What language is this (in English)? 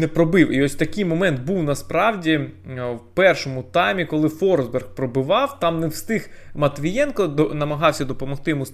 Ukrainian